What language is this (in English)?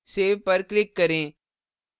Hindi